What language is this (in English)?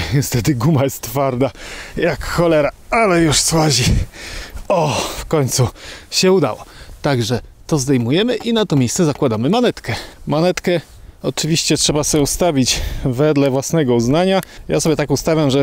Polish